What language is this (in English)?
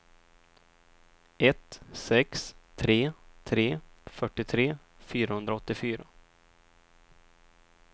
Swedish